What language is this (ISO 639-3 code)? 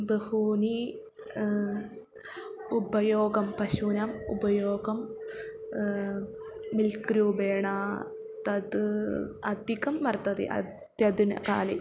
san